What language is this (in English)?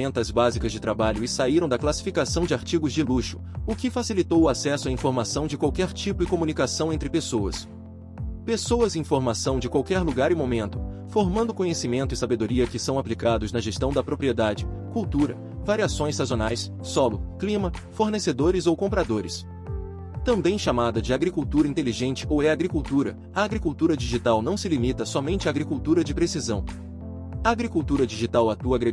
Portuguese